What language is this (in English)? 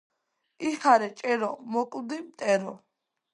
Georgian